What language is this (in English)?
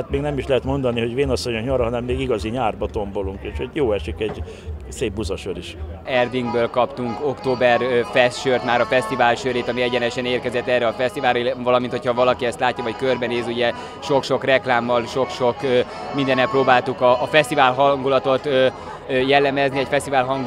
Hungarian